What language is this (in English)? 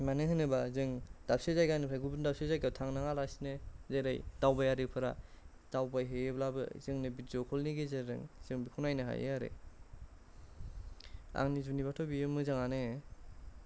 Bodo